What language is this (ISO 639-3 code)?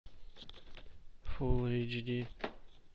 rus